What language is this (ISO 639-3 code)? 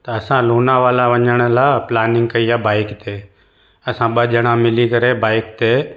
snd